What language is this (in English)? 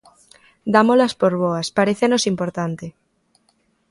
Galician